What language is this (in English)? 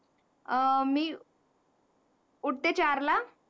Marathi